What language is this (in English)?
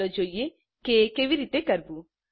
Gujarati